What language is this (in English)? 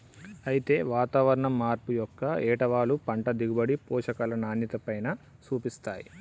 Telugu